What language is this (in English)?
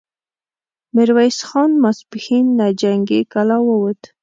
Pashto